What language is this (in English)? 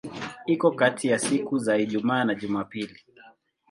Swahili